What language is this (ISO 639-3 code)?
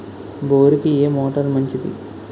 tel